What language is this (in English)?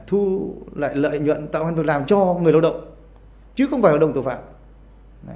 Vietnamese